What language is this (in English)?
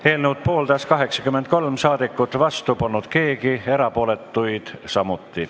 Estonian